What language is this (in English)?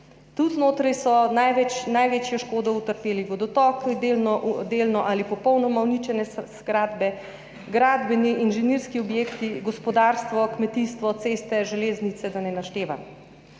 Slovenian